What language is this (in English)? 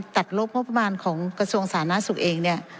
Thai